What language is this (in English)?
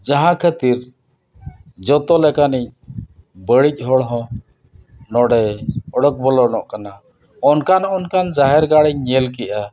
Santali